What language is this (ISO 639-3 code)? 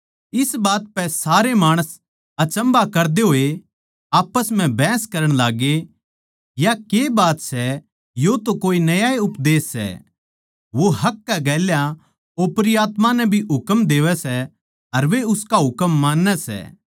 bgc